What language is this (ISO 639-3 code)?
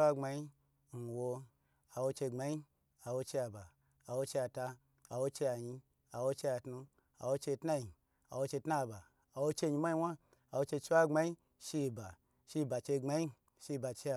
gbr